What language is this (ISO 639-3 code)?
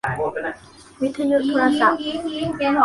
tha